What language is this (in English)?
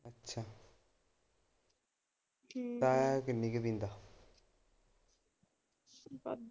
Punjabi